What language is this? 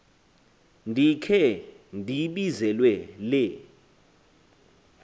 Xhosa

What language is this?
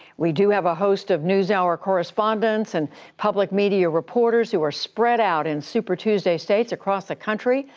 English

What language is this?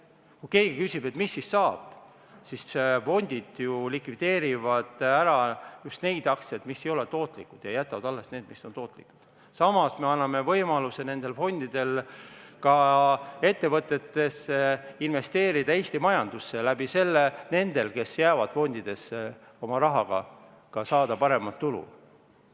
Estonian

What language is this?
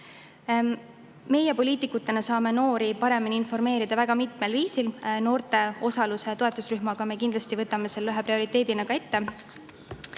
Estonian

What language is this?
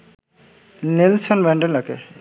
Bangla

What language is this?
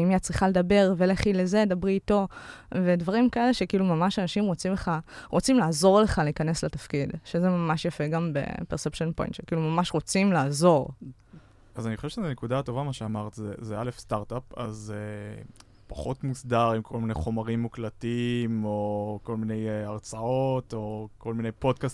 Hebrew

